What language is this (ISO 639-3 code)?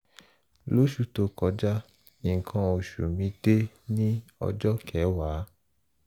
yor